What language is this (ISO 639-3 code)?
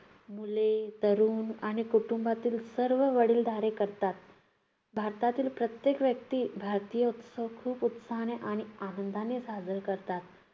mar